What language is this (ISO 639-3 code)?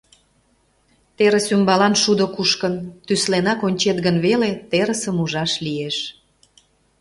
chm